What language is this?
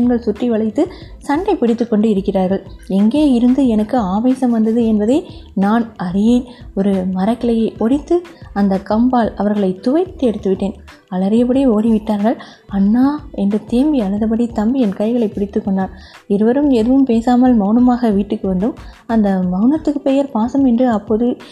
Tamil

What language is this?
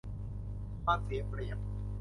Thai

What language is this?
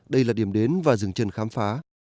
Vietnamese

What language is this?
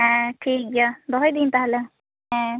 Santali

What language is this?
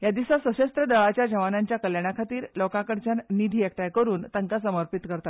Konkani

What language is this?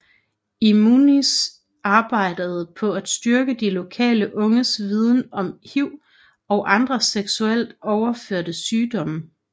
Danish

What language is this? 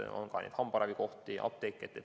Estonian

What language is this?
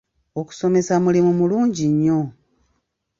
Ganda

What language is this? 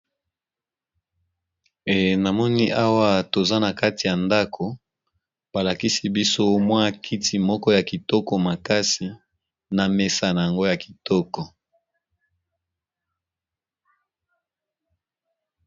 Lingala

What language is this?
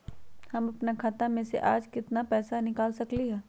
Magahi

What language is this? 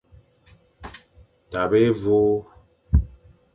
Fang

